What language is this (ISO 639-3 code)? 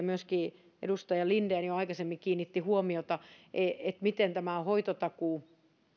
fin